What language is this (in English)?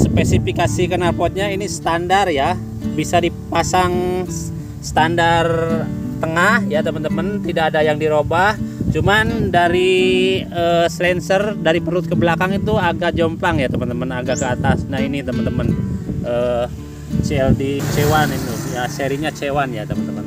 Indonesian